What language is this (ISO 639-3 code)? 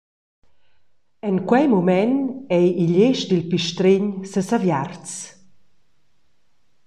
roh